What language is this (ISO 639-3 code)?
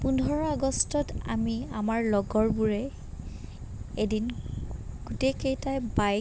asm